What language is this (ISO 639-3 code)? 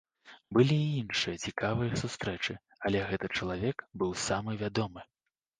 bel